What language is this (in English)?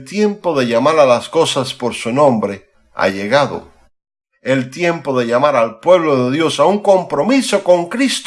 Spanish